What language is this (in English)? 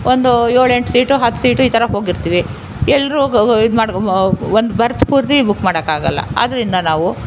Kannada